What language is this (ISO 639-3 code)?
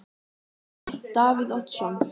isl